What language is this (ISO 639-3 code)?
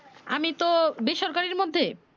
ben